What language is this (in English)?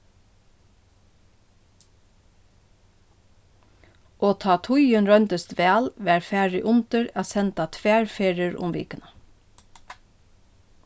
Faroese